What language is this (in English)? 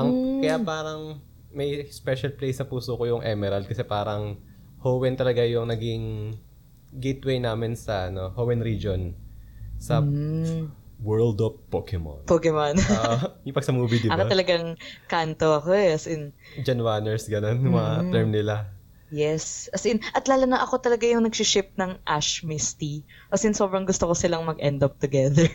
Filipino